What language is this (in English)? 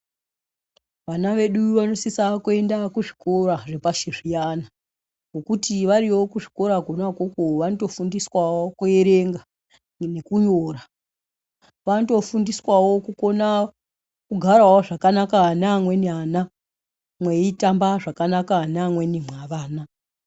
Ndau